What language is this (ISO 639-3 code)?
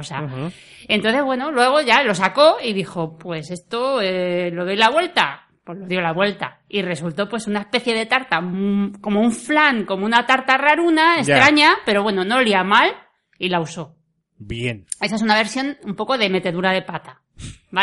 spa